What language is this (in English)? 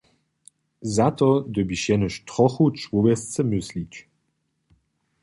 Upper Sorbian